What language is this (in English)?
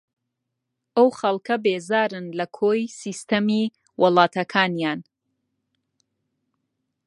Central Kurdish